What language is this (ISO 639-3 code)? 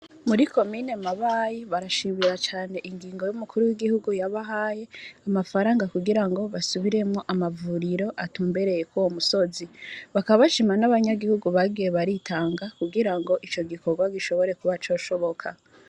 run